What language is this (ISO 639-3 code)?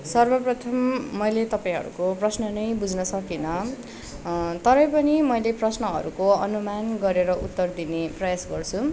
nep